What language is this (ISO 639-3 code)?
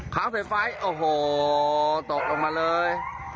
tha